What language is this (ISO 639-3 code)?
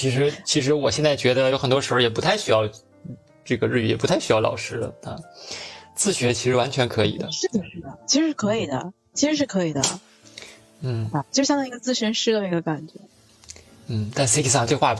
zho